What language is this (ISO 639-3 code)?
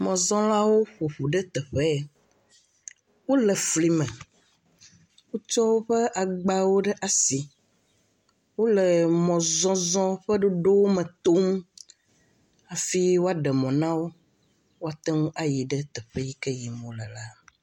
ewe